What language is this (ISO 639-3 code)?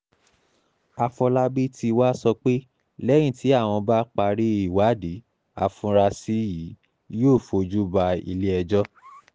yor